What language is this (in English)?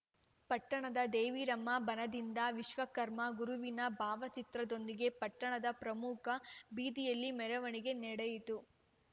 Kannada